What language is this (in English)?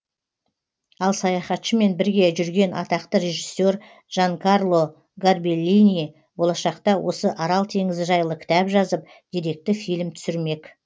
Kazakh